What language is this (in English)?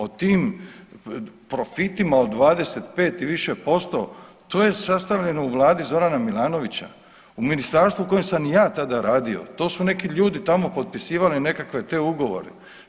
Croatian